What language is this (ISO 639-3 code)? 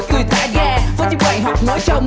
vie